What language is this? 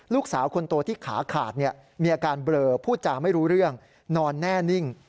Thai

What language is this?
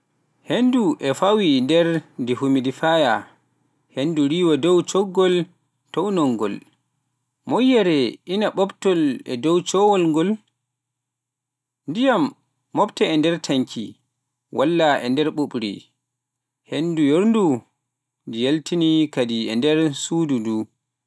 Pular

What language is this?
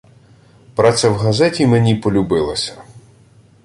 Ukrainian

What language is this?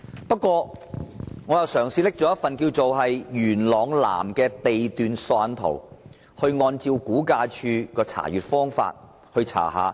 Cantonese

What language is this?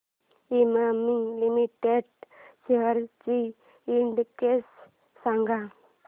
Marathi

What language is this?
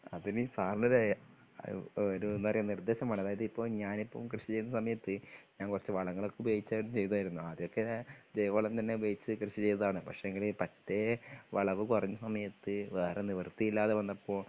Malayalam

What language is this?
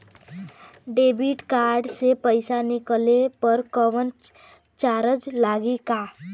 Bhojpuri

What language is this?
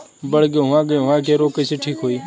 Bhojpuri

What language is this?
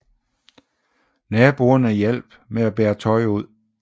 Danish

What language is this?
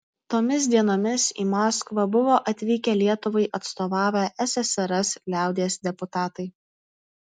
Lithuanian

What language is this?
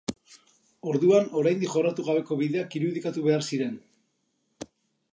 Basque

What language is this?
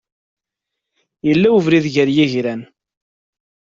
Kabyle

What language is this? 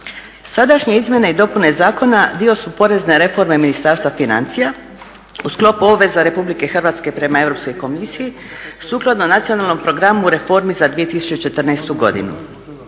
Croatian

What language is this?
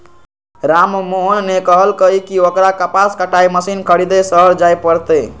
Magahi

